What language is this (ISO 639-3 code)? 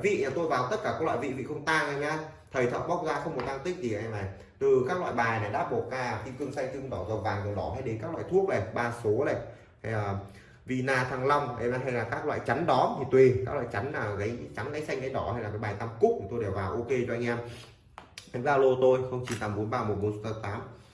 vie